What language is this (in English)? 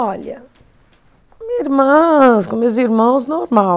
Portuguese